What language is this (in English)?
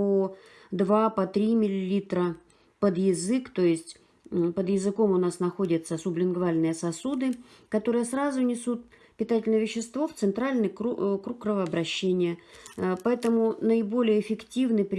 Russian